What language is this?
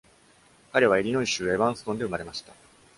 Japanese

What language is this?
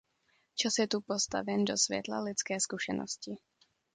Czech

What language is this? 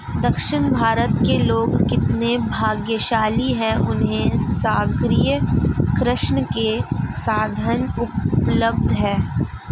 Hindi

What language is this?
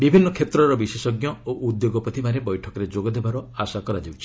Odia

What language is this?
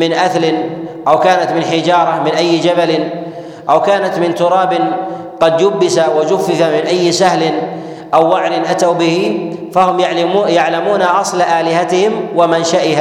Arabic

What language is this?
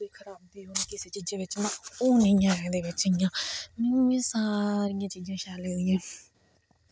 Dogri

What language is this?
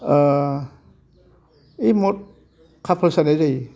Bodo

